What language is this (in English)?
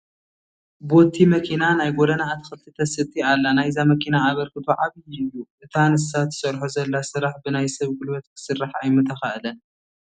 Tigrinya